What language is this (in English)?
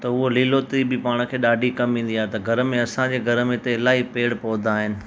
Sindhi